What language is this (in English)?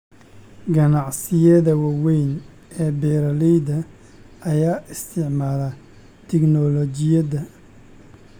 Somali